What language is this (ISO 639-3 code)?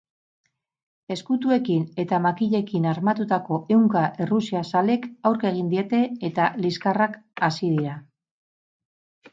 eus